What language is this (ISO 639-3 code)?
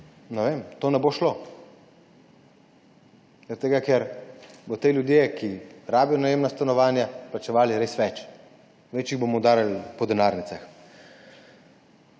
slv